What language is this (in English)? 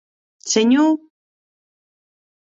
Occitan